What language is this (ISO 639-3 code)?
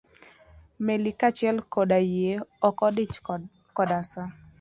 luo